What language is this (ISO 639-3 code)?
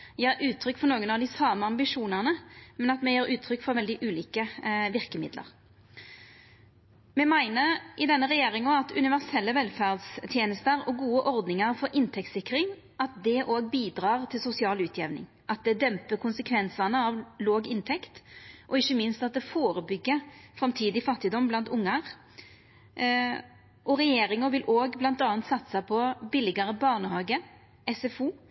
nno